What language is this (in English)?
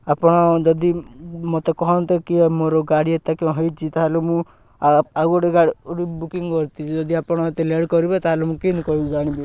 Odia